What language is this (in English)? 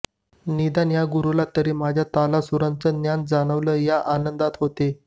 Marathi